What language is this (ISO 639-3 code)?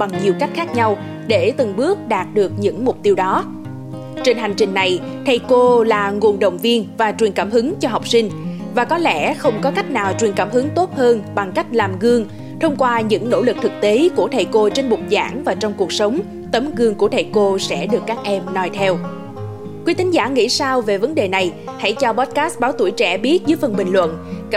vie